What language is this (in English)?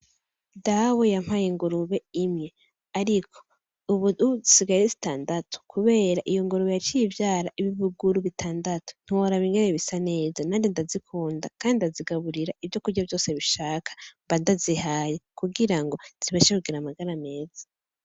Rundi